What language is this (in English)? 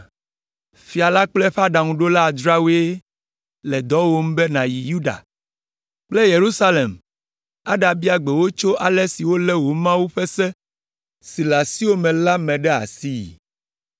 Ewe